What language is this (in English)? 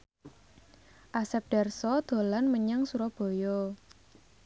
Javanese